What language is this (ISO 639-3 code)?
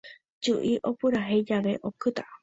grn